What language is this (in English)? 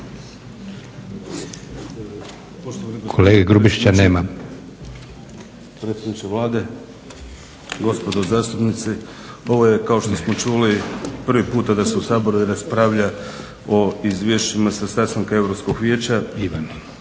Croatian